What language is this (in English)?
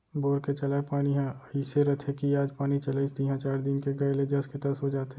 Chhattisgarhi